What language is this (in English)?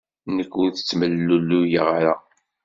Kabyle